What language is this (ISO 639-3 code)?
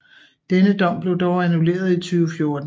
dan